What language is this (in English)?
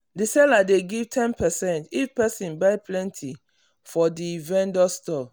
Nigerian Pidgin